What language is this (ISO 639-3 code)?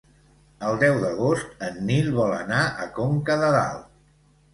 cat